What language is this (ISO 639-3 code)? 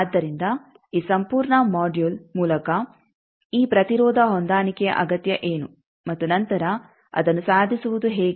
kan